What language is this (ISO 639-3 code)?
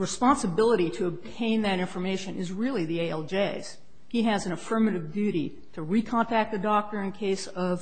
eng